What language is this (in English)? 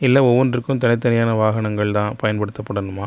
Tamil